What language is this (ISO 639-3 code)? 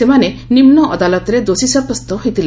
ori